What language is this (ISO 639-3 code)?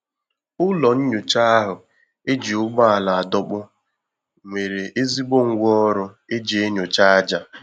ibo